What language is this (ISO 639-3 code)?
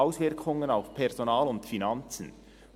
gsw